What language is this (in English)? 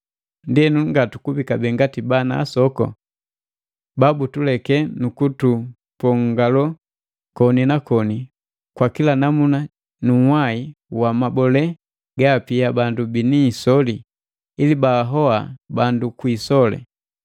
Matengo